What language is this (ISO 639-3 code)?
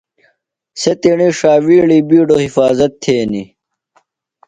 phl